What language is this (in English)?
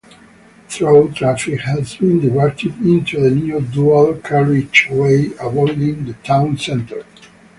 English